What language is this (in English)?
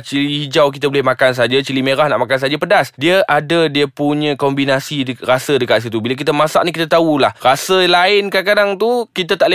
Malay